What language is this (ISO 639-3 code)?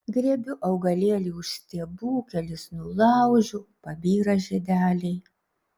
lit